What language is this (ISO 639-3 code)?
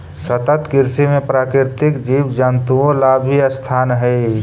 mag